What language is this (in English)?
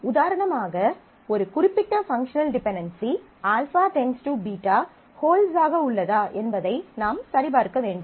Tamil